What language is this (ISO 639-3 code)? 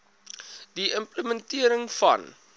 afr